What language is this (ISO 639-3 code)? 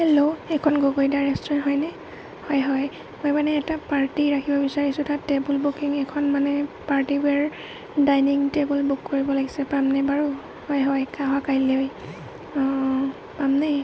asm